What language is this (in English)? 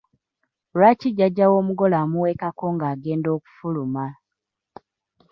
Ganda